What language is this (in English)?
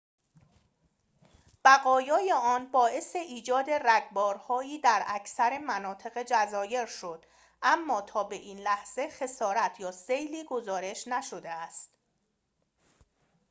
Persian